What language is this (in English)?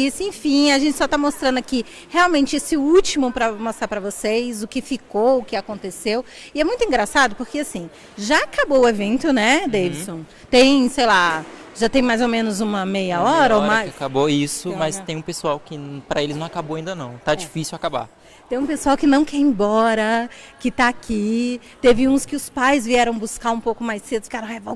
Portuguese